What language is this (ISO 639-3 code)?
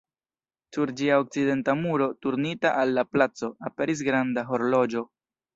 epo